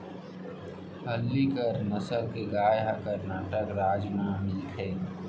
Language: Chhattisgarhi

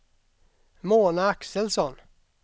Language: Swedish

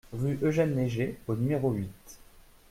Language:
French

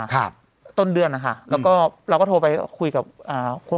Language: Thai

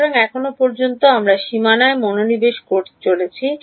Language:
Bangla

